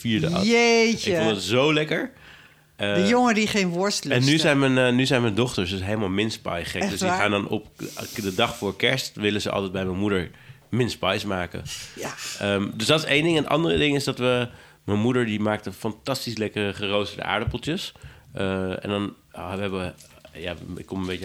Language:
Dutch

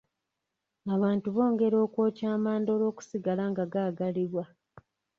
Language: Ganda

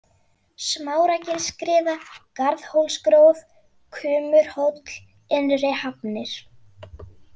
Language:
Icelandic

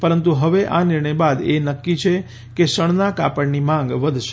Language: Gujarati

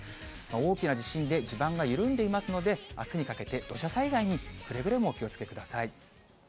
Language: Japanese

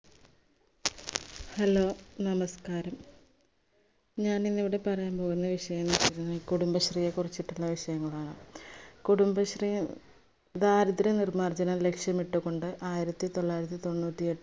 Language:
Malayalam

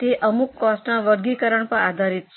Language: Gujarati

